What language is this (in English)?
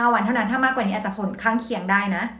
Thai